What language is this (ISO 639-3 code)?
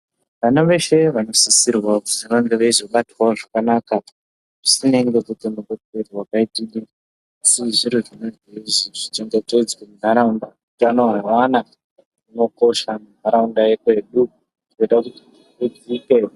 ndc